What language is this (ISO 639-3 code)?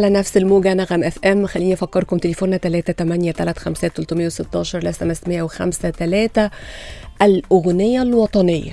ara